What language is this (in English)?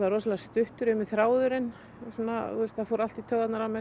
Icelandic